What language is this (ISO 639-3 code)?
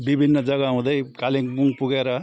nep